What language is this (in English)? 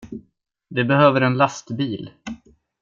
Swedish